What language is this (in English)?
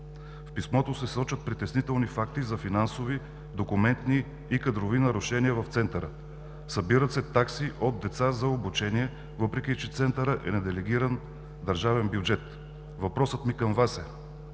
Bulgarian